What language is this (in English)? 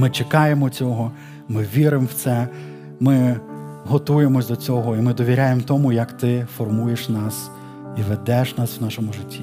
Ukrainian